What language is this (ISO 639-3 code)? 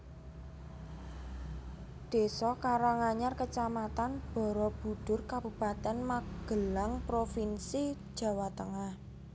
jav